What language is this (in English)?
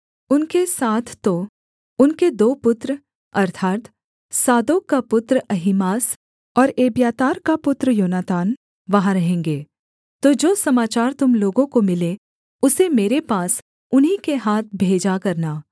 Hindi